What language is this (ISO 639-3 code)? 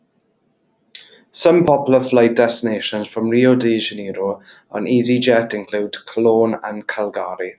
eng